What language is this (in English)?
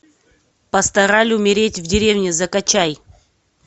Russian